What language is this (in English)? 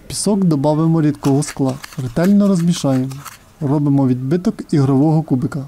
Ukrainian